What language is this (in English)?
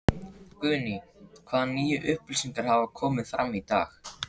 Icelandic